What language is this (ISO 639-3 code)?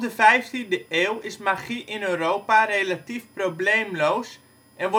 nld